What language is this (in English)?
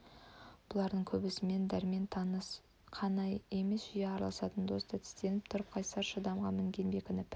Kazakh